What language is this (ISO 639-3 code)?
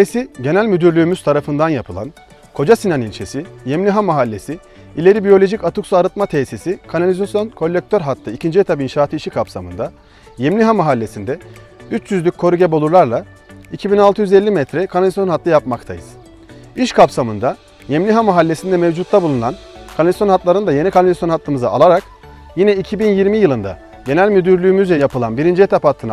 tur